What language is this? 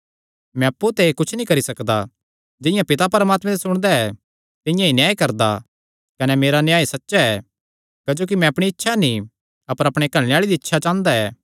Kangri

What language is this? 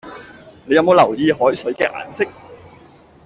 Cantonese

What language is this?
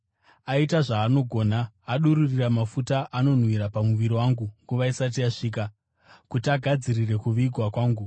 Shona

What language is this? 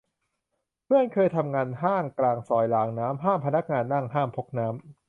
Thai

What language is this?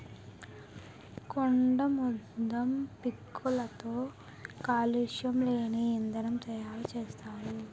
Telugu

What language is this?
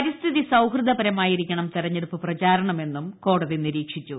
Malayalam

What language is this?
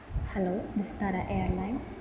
Malayalam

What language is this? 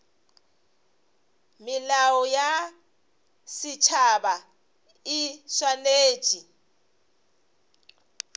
Northern Sotho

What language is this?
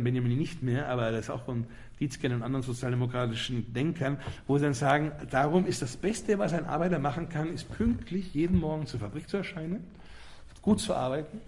German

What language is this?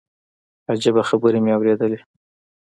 Pashto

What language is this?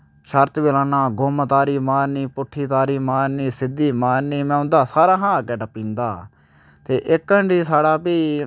Dogri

